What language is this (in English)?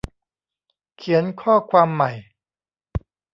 Thai